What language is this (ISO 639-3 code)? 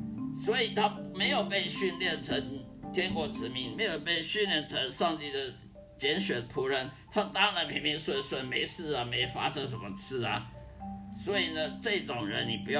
zho